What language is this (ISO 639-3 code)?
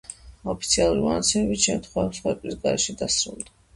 kat